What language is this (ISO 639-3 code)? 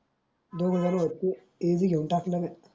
mar